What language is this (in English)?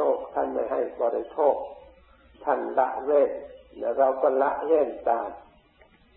Thai